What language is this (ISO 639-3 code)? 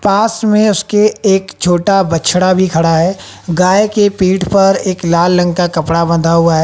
hin